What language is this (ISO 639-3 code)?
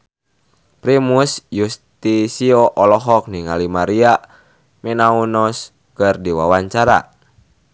sun